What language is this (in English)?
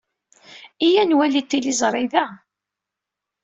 Kabyle